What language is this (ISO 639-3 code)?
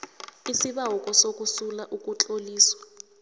nbl